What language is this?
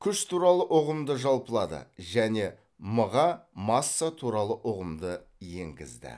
Kazakh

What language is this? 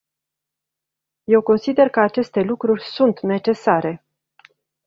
Romanian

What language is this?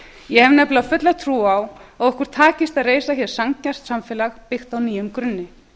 Icelandic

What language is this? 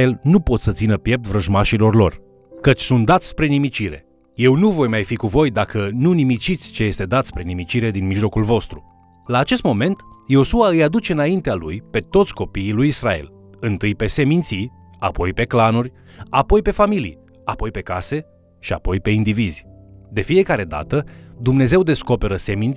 Romanian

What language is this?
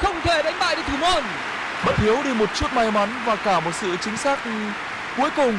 Vietnamese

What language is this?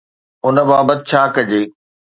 Sindhi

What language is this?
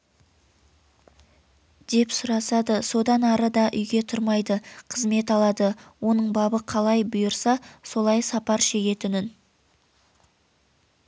Kazakh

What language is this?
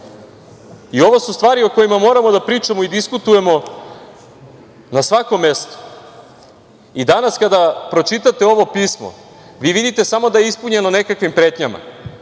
Serbian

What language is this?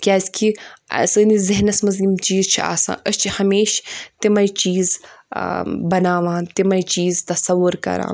Kashmiri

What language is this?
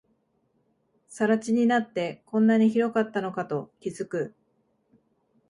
Japanese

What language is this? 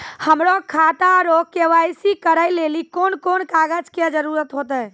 Maithili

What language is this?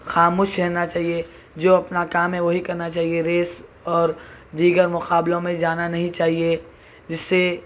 Urdu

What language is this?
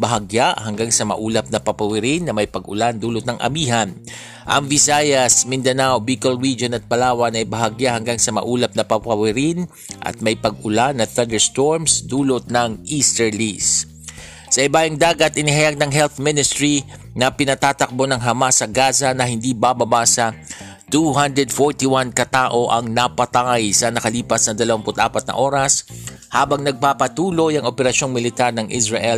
Filipino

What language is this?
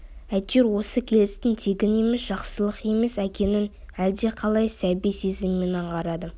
Kazakh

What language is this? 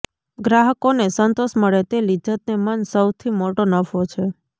Gujarati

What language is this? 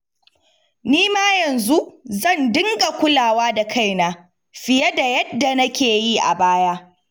Hausa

